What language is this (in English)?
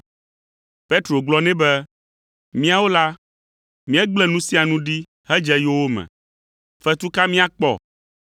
Ewe